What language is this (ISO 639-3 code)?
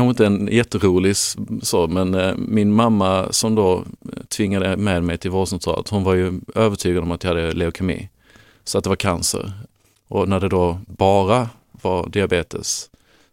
swe